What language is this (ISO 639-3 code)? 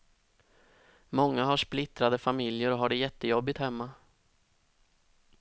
swe